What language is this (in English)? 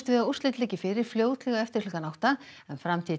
Icelandic